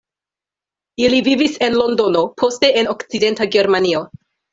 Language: Esperanto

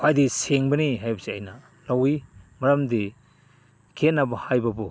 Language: Manipuri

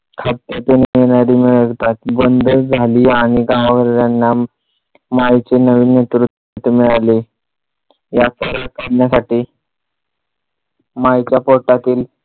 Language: Marathi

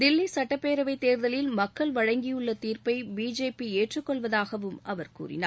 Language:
Tamil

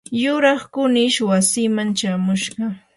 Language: Yanahuanca Pasco Quechua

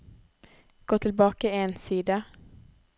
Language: Norwegian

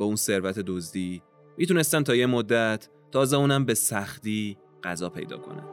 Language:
Persian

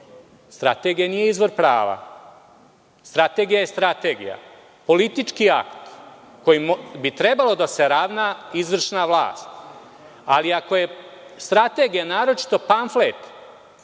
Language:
Serbian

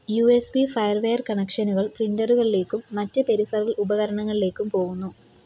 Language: Malayalam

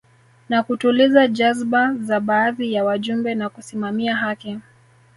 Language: Swahili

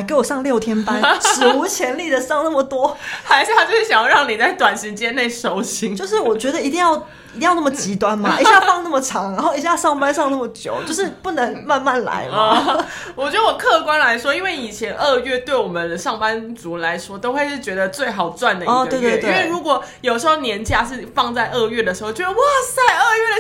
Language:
Chinese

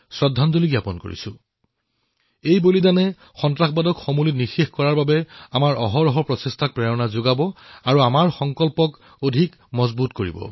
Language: Assamese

